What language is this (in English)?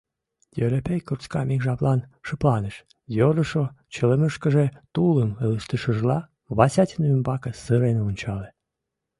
Mari